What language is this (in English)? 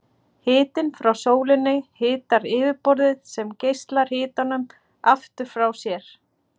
Icelandic